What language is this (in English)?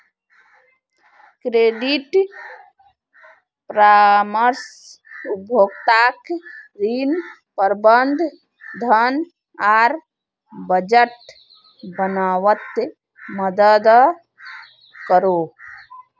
Magahi